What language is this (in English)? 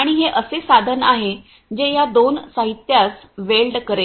Marathi